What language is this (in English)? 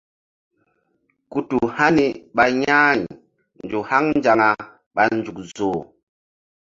Mbum